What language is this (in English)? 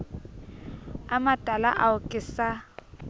Southern Sotho